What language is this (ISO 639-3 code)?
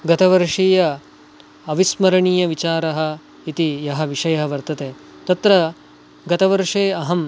san